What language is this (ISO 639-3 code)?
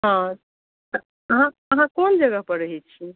mai